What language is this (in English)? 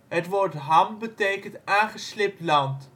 Dutch